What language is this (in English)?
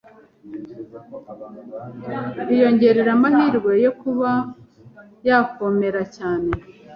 Kinyarwanda